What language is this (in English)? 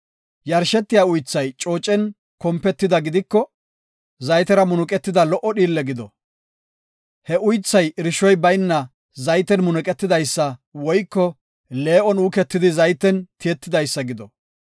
Gofa